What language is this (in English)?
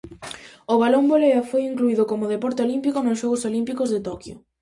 Galician